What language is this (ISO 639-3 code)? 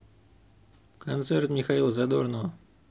rus